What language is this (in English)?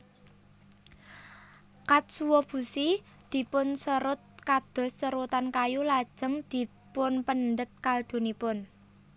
Javanese